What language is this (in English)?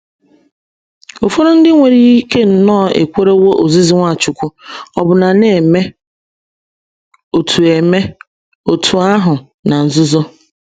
Igbo